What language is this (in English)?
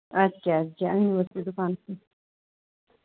Kashmiri